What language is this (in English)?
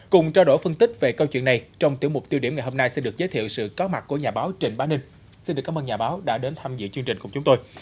Vietnamese